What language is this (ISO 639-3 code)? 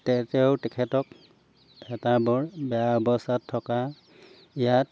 asm